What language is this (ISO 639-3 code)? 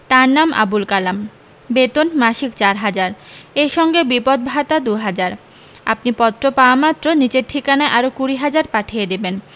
ben